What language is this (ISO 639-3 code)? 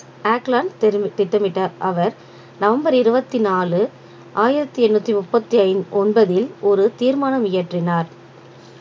tam